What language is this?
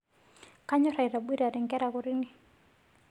Masai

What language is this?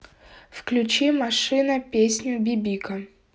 Russian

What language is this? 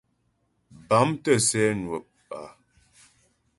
Ghomala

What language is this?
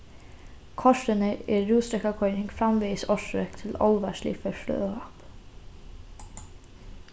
Faroese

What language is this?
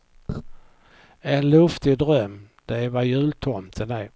Swedish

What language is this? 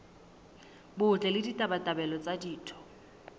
Southern Sotho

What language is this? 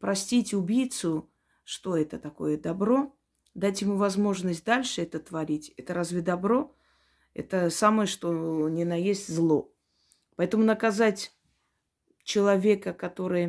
Russian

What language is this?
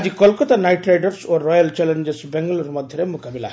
Odia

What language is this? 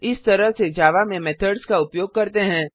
Hindi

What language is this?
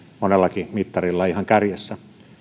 Finnish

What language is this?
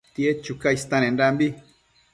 Matsés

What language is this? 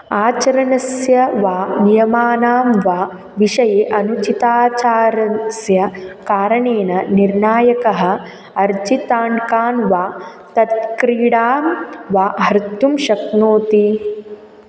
Sanskrit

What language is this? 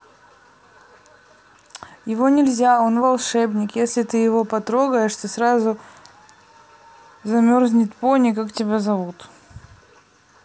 Russian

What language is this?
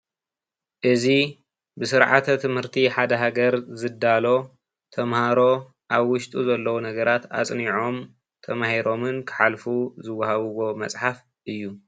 Tigrinya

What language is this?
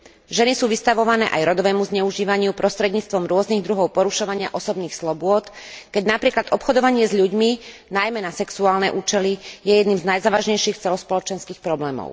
Slovak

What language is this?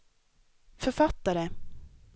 Swedish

